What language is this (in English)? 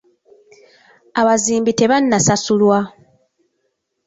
Ganda